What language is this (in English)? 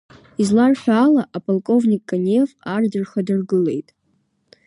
Abkhazian